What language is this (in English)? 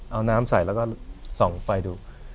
Thai